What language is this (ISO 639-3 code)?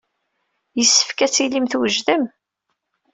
kab